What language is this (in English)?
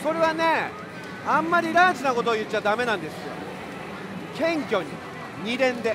Japanese